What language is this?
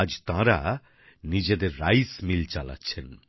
Bangla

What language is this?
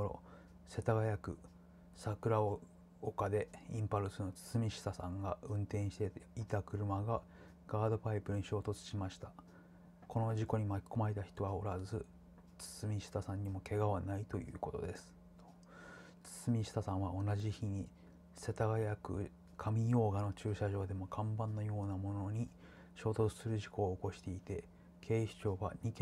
Japanese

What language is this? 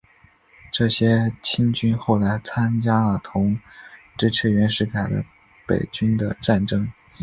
Chinese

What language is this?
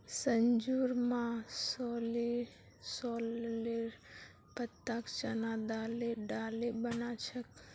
Magahi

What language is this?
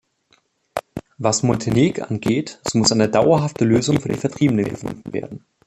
German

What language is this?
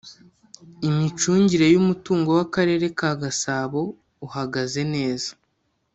Kinyarwanda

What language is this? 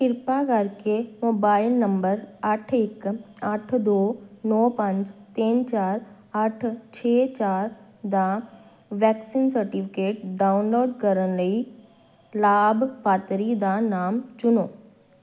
Punjabi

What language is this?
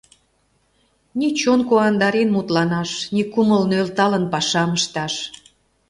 Mari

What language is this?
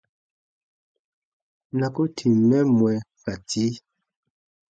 Baatonum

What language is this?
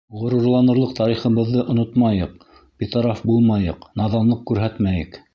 Bashkir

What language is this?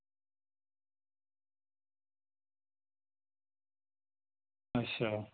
Dogri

